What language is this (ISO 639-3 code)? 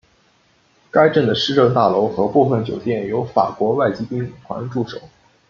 zho